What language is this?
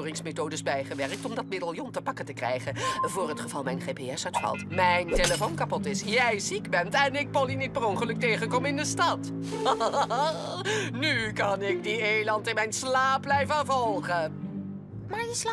Dutch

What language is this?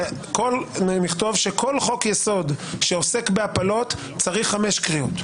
Hebrew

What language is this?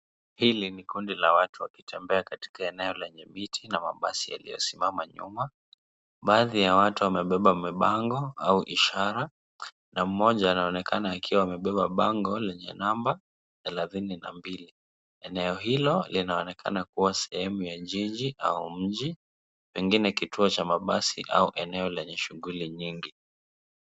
Swahili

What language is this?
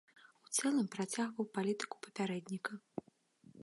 Belarusian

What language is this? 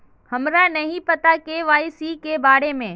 Magahi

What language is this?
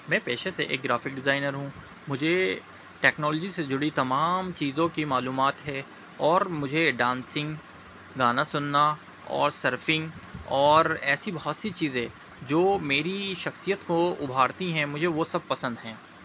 Urdu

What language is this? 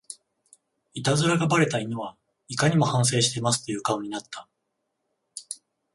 Japanese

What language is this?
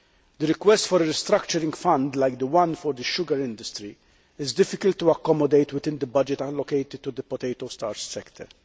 English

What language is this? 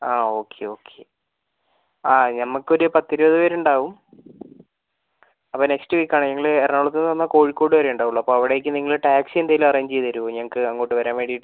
Malayalam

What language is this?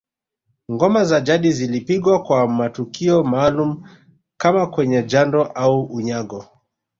Swahili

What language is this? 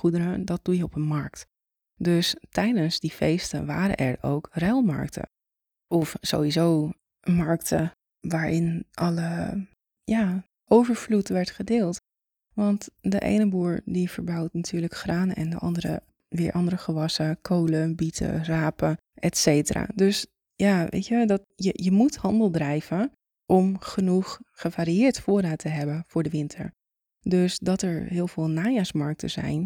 Dutch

